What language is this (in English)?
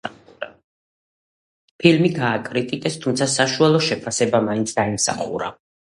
Georgian